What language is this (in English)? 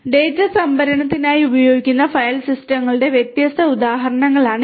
Malayalam